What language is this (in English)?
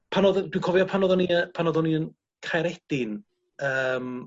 Welsh